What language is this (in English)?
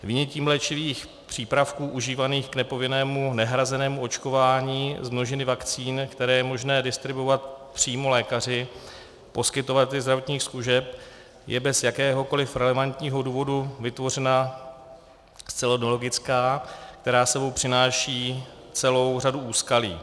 Czech